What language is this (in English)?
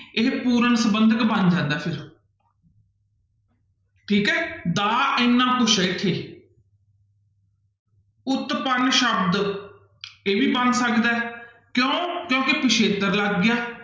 Punjabi